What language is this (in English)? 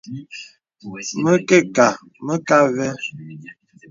Bebele